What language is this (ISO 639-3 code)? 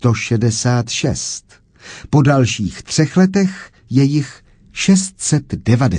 ces